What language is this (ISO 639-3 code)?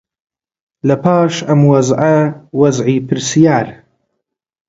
ckb